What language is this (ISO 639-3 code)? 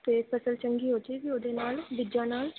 pan